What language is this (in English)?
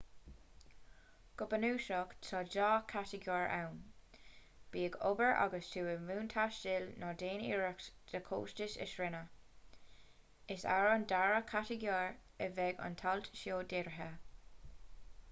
Irish